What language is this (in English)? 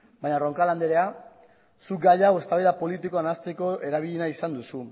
Basque